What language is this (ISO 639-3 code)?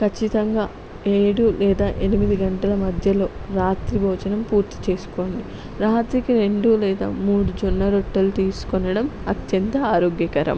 tel